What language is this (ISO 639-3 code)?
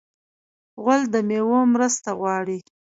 pus